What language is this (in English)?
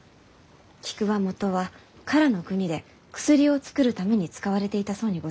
Japanese